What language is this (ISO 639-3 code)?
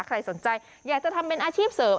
tha